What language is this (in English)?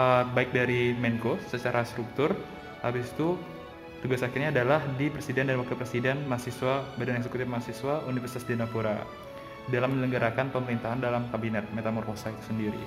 Indonesian